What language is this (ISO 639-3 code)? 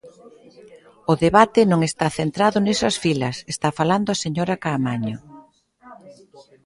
glg